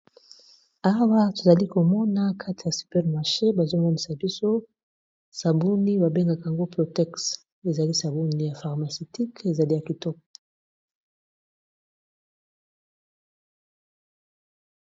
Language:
Lingala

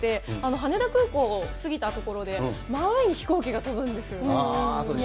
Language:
Japanese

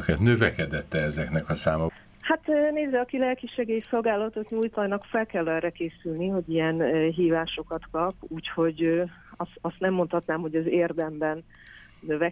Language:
Hungarian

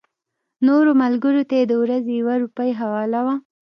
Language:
Pashto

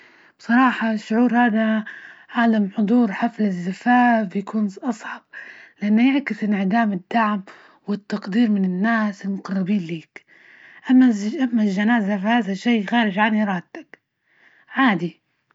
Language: Libyan Arabic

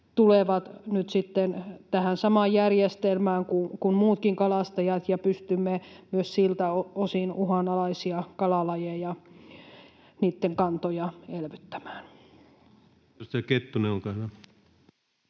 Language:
Finnish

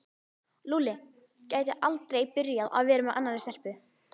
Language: Icelandic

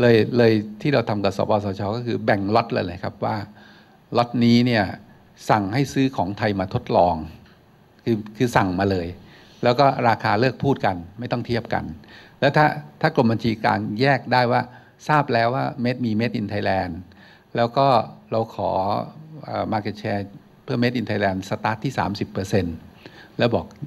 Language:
Thai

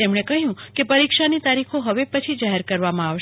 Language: Gujarati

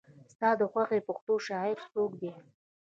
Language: Pashto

